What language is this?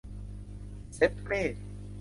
Thai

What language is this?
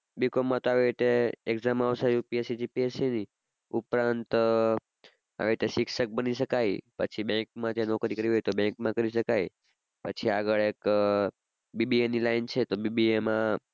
Gujarati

